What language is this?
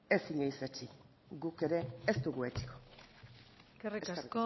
Basque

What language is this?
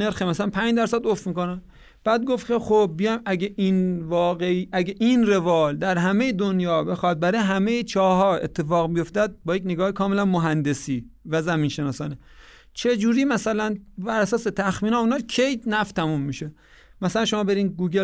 Persian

